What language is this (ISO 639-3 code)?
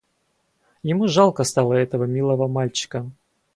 rus